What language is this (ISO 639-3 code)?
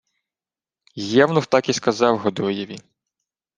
ukr